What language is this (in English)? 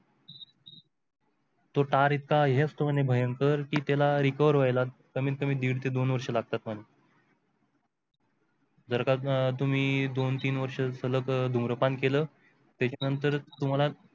Marathi